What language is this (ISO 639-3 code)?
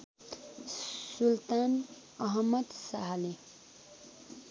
nep